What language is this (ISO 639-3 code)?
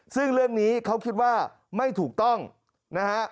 tha